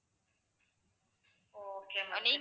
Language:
Tamil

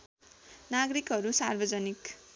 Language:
Nepali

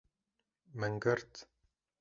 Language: Kurdish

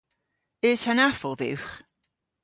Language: Cornish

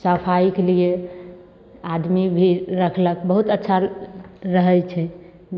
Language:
Maithili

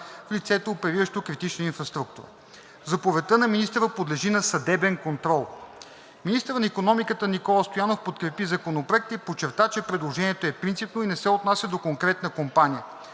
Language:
Bulgarian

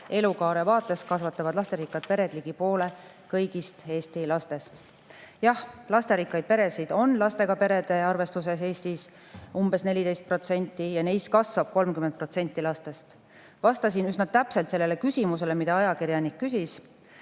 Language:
Estonian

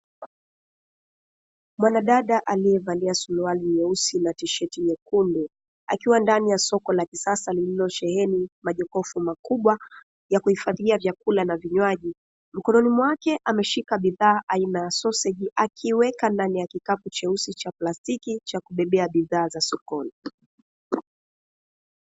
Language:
Swahili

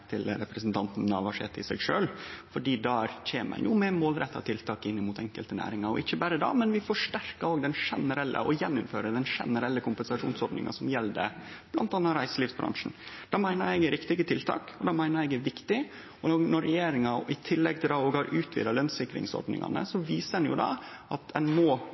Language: Norwegian Nynorsk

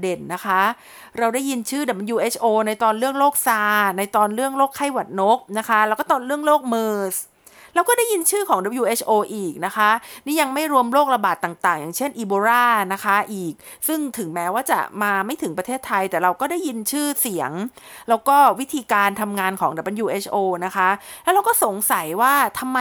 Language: Thai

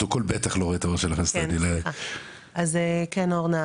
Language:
Hebrew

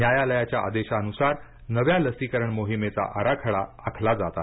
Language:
Marathi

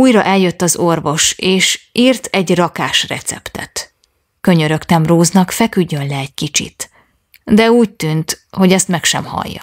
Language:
Hungarian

